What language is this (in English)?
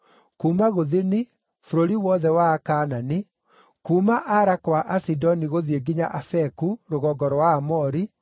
Kikuyu